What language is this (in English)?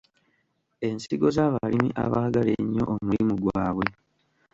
Ganda